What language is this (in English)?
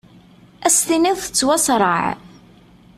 Kabyle